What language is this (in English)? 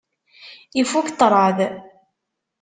Kabyle